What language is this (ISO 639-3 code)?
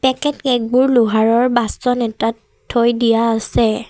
asm